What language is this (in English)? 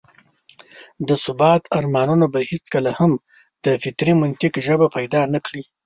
Pashto